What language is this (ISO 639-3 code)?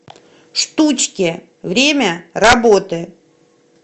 rus